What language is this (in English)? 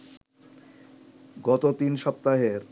Bangla